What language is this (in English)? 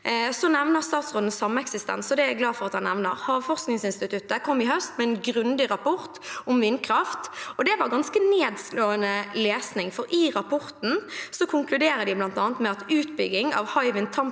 Norwegian